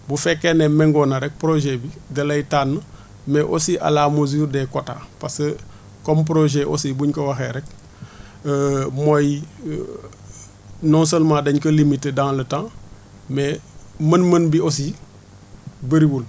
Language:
Wolof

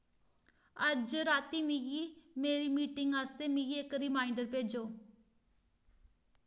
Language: Dogri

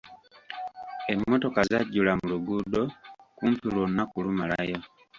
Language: Ganda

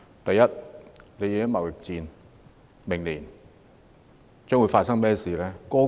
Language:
Cantonese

